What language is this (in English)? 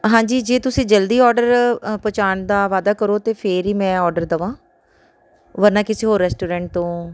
Punjabi